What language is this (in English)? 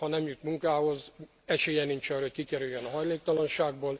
Hungarian